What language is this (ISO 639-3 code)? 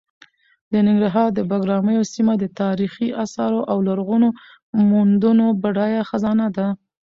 pus